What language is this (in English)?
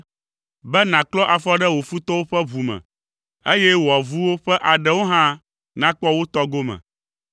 Ewe